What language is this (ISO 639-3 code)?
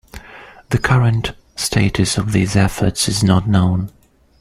eng